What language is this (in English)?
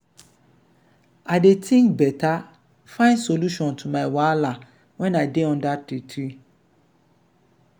Nigerian Pidgin